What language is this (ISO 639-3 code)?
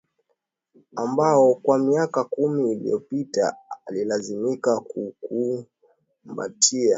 swa